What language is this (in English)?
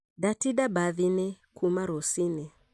Kikuyu